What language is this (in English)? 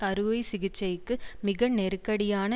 Tamil